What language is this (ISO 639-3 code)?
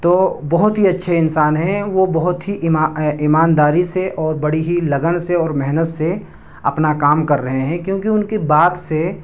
urd